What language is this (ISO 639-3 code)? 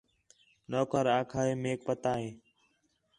xhe